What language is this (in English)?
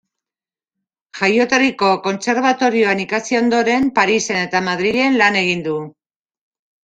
Basque